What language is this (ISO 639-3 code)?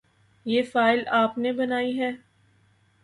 urd